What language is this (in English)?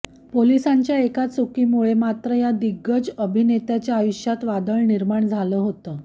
Marathi